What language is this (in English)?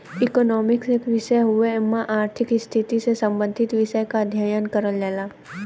Bhojpuri